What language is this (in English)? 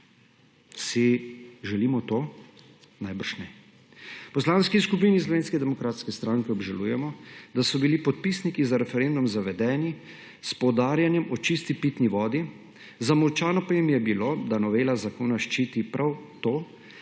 Slovenian